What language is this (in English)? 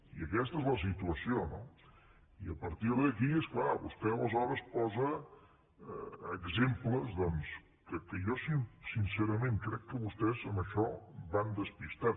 Catalan